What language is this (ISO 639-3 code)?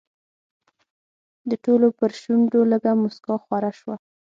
pus